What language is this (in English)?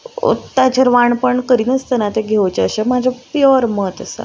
Konkani